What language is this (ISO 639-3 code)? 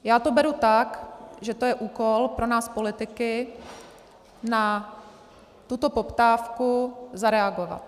ces